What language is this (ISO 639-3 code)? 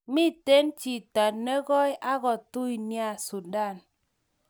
kln